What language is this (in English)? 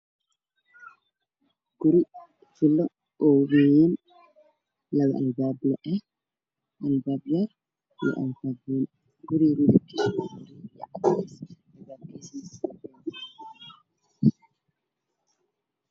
Somali